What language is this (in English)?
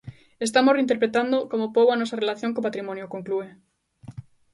Galician